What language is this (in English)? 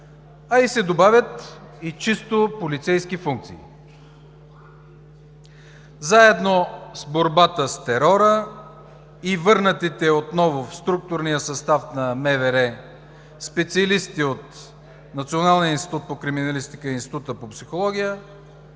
Bulgarian